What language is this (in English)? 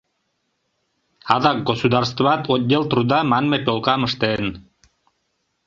Mari